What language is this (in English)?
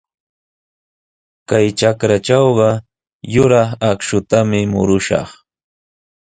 Sihuas Ancash Quechua